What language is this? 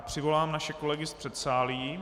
Czech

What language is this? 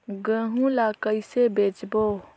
Chhattisgarhi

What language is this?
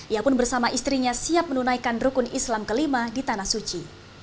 Indonesian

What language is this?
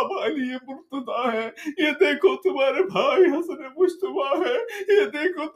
Urdu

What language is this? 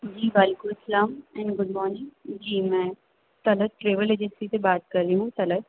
Urdu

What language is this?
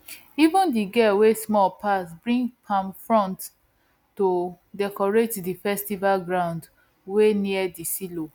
Nigerian Pidgin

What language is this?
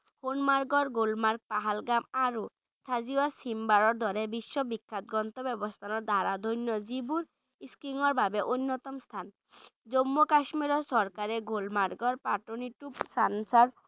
Bangla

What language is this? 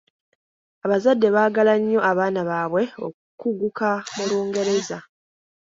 Ganda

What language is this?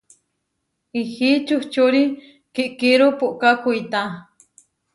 Huarijio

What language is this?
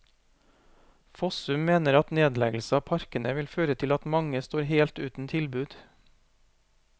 Norwegian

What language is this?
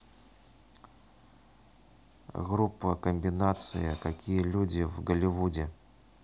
Russian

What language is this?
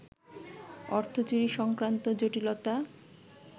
Bangla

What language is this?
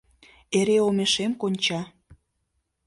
Mari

